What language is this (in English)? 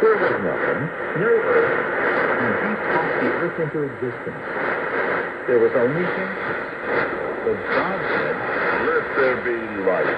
English